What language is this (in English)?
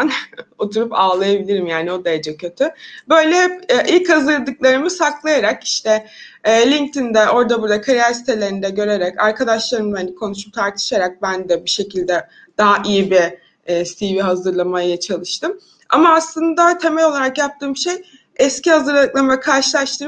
Turkish